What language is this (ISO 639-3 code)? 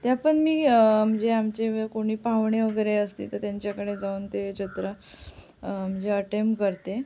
mar